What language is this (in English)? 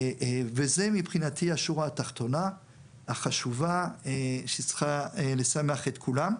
Hebrew